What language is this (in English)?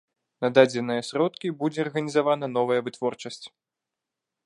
Belarusian